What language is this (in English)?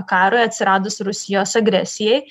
Lithuanian